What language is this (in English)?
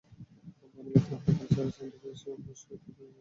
Bangla